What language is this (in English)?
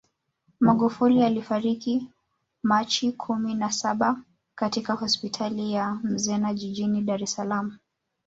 Swahili